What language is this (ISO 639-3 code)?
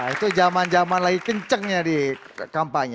ind